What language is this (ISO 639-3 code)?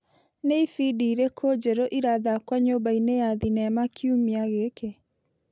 kik